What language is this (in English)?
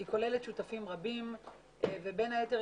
Hebrew